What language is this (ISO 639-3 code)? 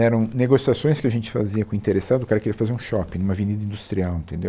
por